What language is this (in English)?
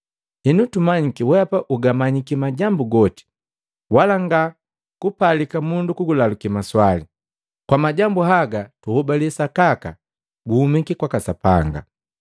Matengo